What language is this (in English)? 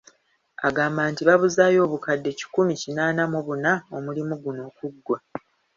Ganda